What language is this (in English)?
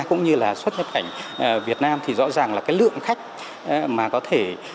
Vietnamese